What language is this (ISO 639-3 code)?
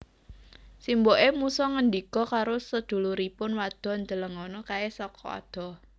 jav